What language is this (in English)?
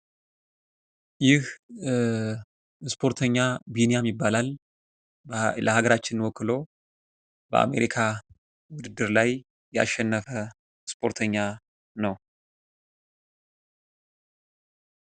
Amharic